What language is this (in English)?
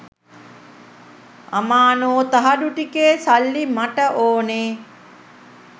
Sinhala